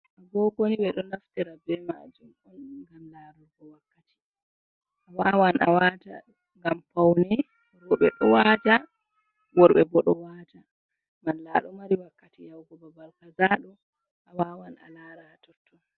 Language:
Fula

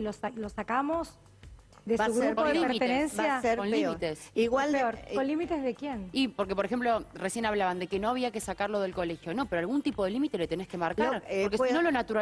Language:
Spanish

